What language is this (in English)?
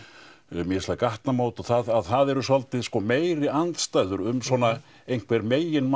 Icelandic